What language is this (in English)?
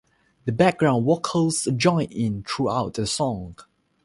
English